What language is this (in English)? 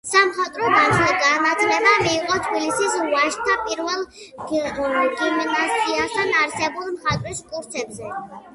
Georgian